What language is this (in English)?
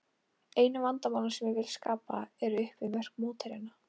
Icelandic